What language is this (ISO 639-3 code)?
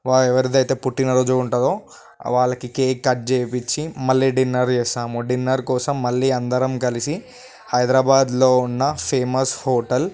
tel